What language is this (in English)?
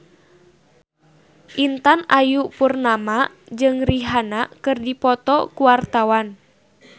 Sundanese